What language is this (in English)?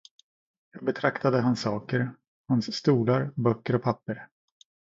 Swedish